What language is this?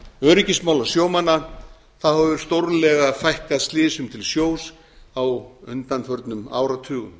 Icelandic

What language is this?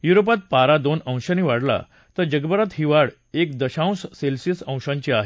Marathi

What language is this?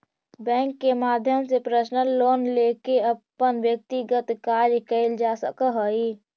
Magahi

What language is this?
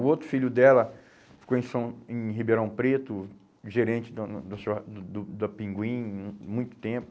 Portuguese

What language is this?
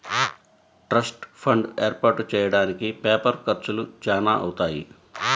Telugu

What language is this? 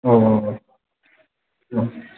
Bodo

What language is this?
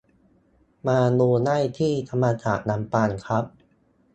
Thai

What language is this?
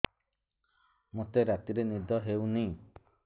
Odia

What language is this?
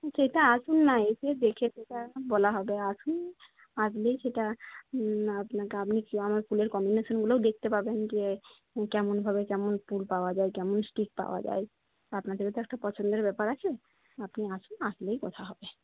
Bangla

